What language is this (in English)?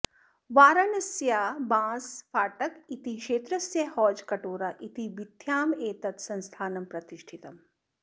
Sanskrit